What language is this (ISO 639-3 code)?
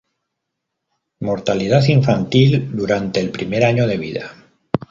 spa